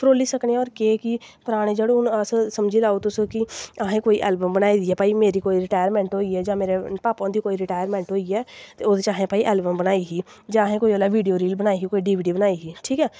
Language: Dogri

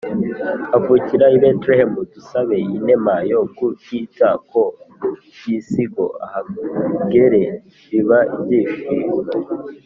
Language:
Kinyarwanda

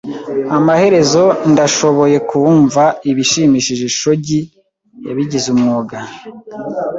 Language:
Kinyarwanda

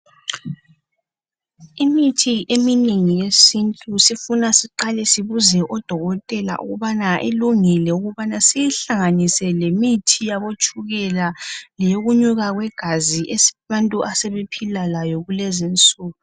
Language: North Ndebele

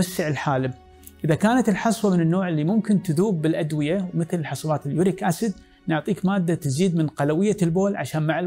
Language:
Arabic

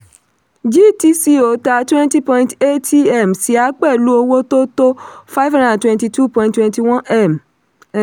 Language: Yoruba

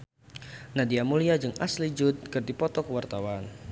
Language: Sundanese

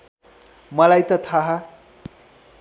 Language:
Nepali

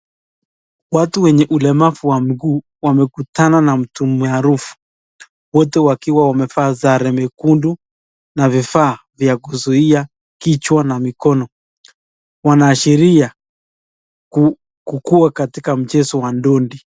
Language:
Swahili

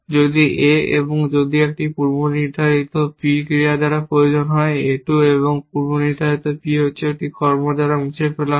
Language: Bangla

